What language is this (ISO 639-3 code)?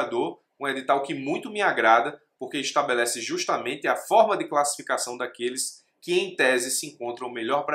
por